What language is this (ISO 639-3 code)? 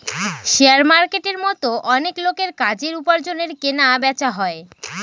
ben